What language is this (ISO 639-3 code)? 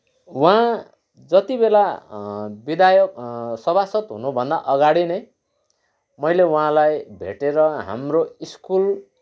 nep